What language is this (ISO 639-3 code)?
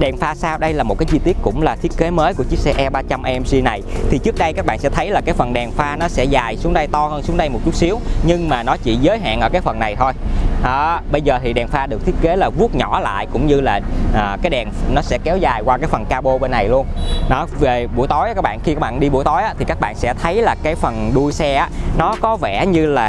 vie